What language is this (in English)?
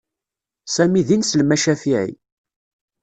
Kabyle